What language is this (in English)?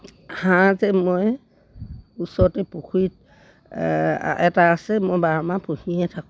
Assamese